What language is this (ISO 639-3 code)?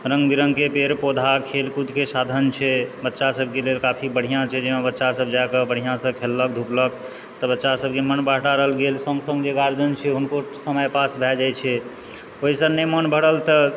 mai